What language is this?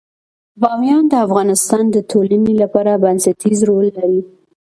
Pashto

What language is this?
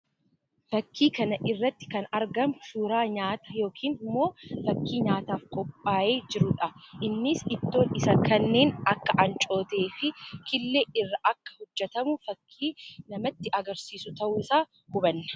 Oromo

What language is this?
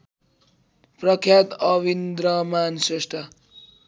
Nepali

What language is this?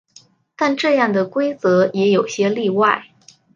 Chinese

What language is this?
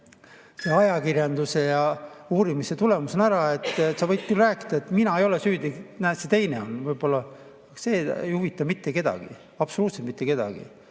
Estonian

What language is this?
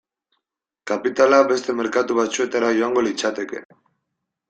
Basque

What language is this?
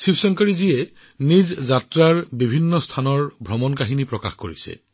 Assamese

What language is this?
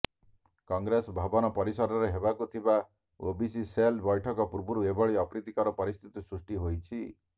Odia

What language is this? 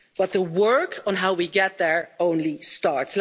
English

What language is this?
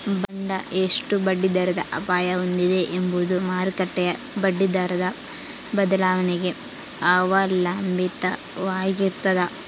Kannada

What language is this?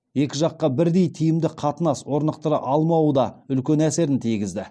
Kazakh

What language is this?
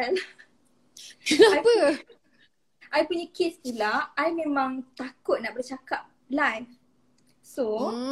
Malay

